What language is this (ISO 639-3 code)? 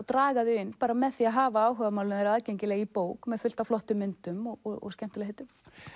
isl